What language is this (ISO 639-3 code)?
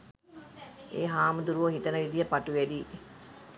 sin